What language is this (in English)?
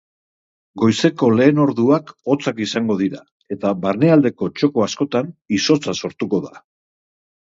Basque